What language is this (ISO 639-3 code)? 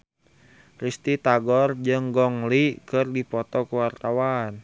sun